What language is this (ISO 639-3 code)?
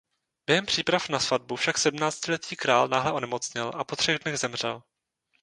ces